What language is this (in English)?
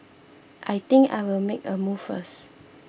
English